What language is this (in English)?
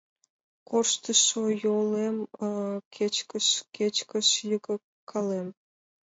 Mari